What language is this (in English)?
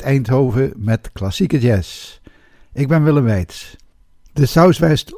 Dutch